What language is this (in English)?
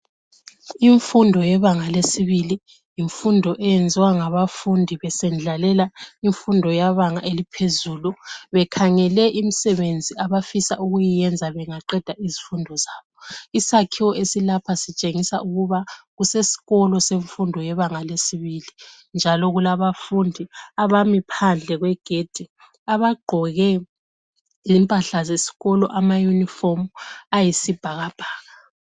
North Ndebele